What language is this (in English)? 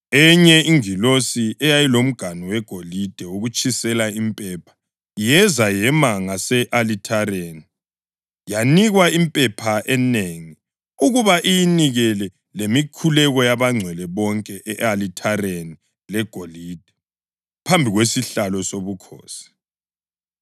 North Ndebele